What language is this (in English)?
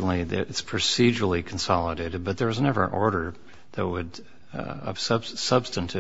English